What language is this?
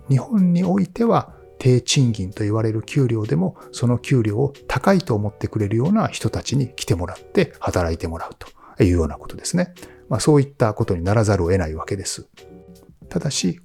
Japanese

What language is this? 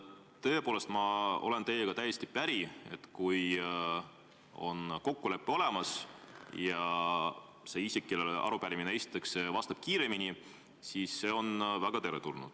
Estonian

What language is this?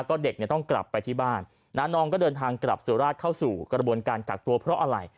Thai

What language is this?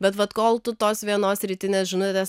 Lithuanian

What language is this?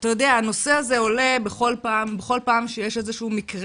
Hebrew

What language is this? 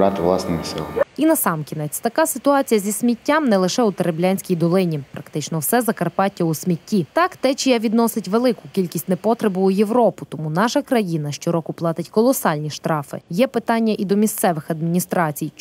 Ukrainian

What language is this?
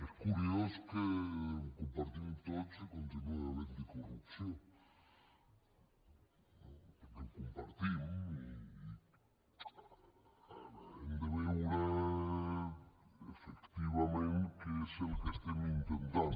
Catalan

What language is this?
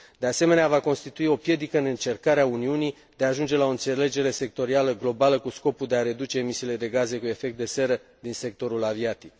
Romanian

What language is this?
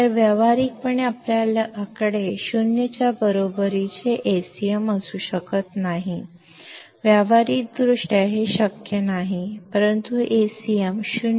Kannada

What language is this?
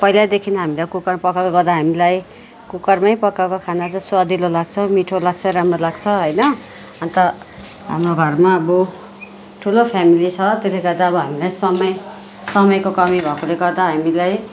Nepali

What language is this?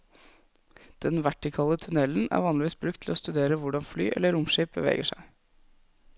Norwegian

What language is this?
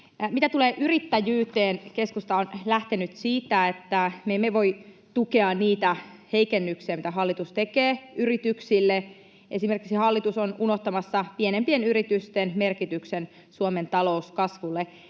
Finnish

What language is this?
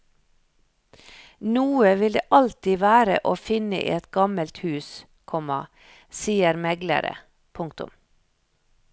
Norwegian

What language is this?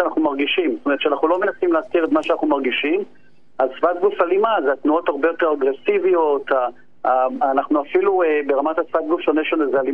Hebrew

